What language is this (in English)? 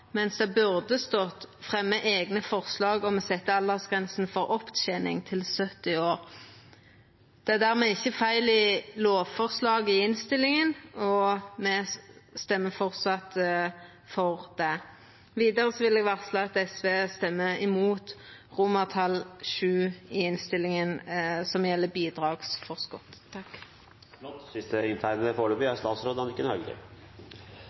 Norwegian Nynorsk